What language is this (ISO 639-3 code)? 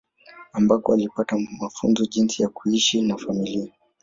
swa